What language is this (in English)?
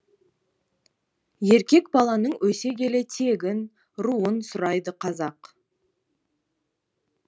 Kazakh